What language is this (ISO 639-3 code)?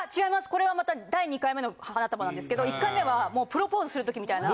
jpn